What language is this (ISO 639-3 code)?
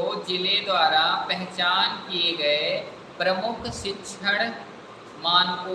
hin